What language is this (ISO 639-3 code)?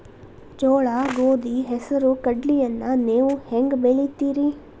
kan